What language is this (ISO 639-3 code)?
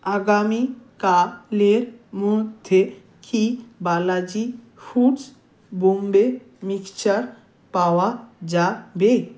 ben